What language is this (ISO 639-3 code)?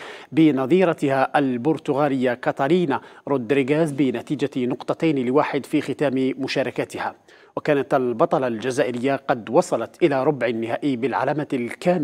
ara